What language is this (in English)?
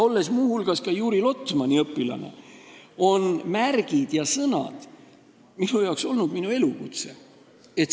Estonian